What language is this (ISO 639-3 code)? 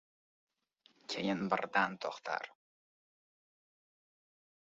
uzb